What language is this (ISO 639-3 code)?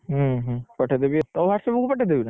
ori